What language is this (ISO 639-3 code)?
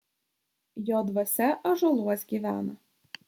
lit